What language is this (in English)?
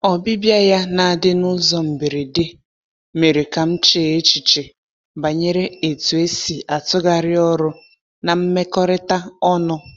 Igbo